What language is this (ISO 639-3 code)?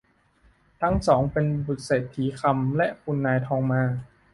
tha